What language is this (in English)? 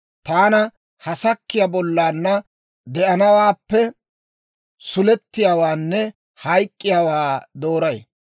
Dawro